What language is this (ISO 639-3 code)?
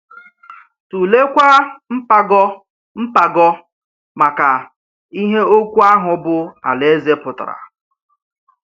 ibo